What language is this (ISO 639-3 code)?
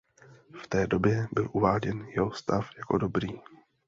ces